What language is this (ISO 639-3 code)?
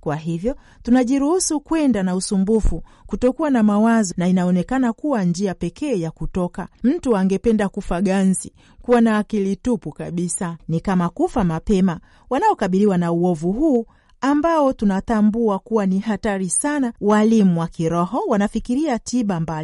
swa